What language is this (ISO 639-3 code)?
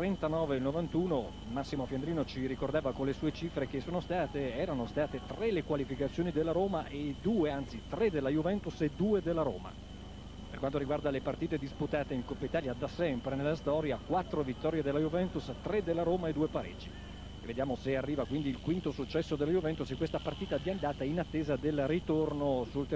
ita